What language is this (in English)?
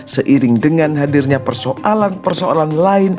Indonesian